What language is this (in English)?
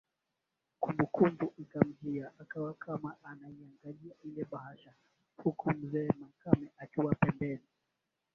Swahili